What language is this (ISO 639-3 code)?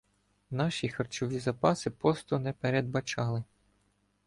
ukr